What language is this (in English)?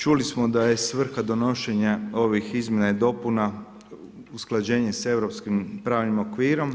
Croatian